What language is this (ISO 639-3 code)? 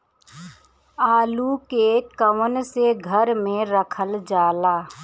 bho